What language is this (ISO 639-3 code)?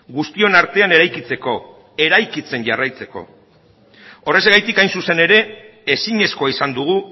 eus